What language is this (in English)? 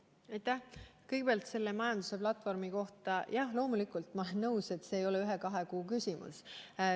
Estonian